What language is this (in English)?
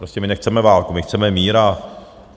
Czech